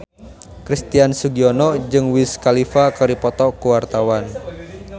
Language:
Sundanese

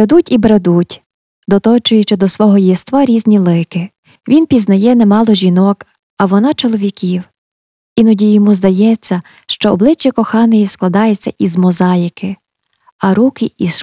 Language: Ukrainian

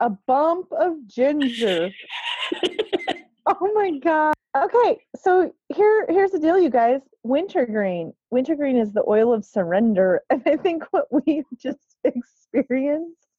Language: English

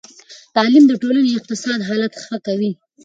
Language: Pashto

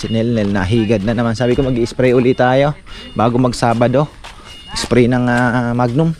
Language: Filipino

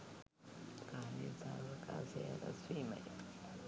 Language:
Sinhala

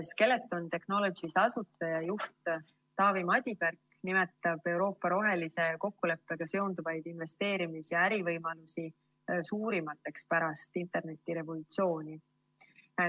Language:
Estonian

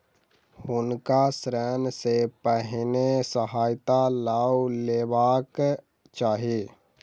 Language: Maithili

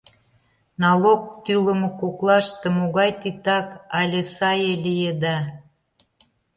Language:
Mari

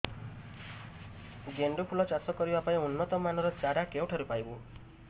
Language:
Odia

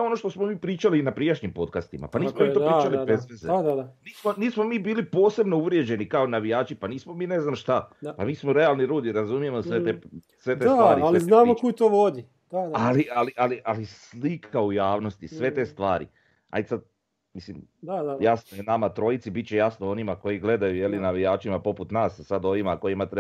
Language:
Croatian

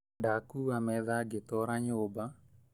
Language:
Kikuyu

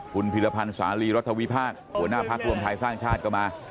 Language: Thai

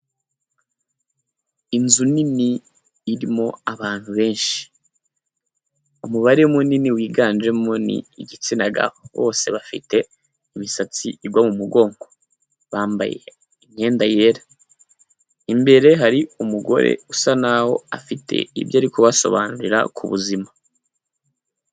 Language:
Kinyarwanda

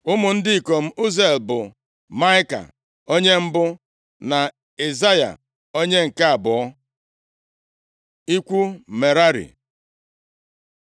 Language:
Igbo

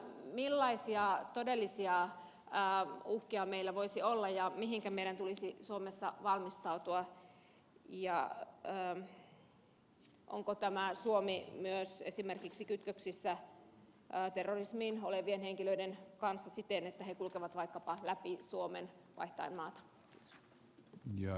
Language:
Finnish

